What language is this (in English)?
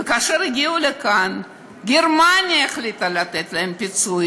Hebrew